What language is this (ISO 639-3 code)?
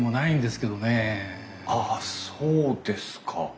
jpn